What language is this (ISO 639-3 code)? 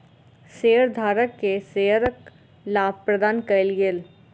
mai